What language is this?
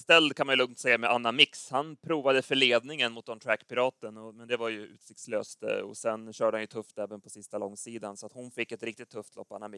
Swedish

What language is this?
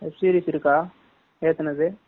Tamil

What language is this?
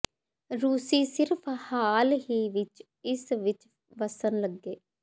Punjabi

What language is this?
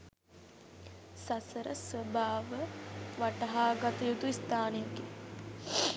Sinhala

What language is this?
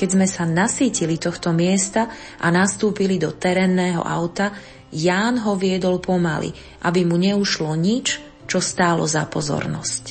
Slovak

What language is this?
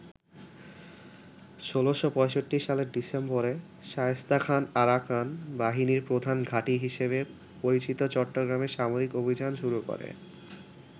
Bangla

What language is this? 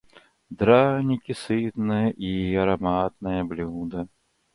Russian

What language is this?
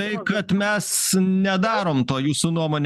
Lithuanian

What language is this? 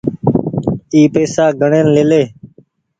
Goaria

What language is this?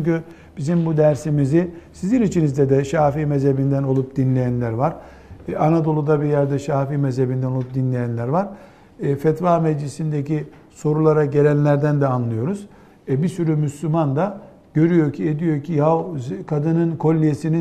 Turkish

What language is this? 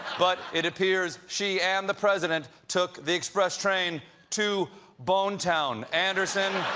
English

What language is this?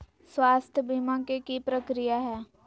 Magahi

